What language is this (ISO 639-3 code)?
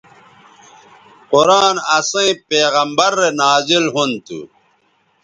btv